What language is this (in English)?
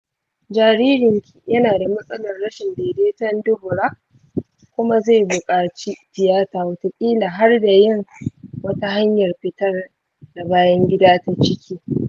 Hausa